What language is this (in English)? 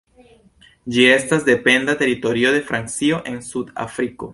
Esperanto